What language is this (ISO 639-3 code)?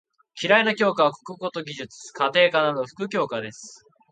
jpn